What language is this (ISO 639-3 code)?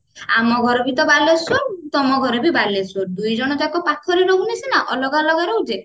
ori